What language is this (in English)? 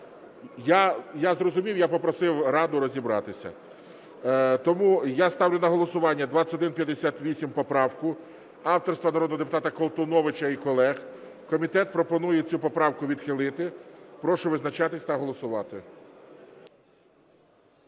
Ukrainian